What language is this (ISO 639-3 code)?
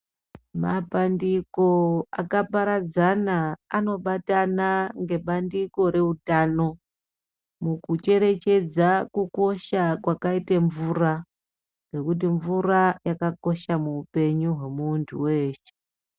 ndc